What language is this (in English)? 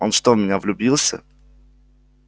Russian